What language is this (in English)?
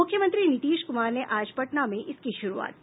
Hindi